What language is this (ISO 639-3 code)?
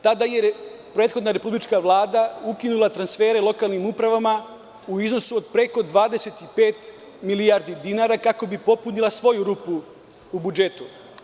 srp